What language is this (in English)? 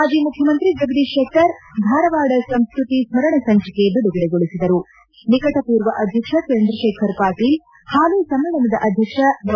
Kannada